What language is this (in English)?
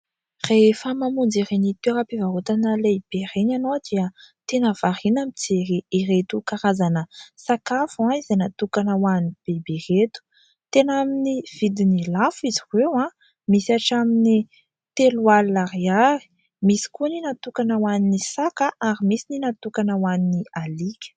Malagasy